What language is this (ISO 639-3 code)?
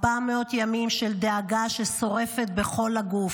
heb